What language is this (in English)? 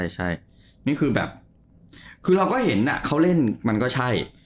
Thai